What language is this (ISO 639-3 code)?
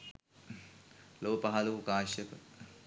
sin